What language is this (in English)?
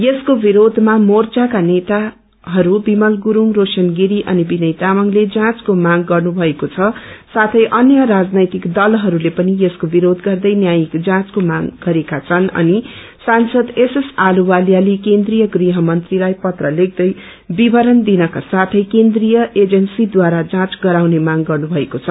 Nepali